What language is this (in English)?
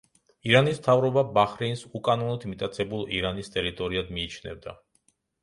Georgian